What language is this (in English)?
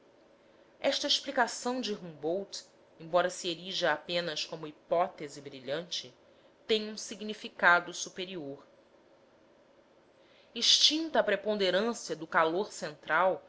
Portuguese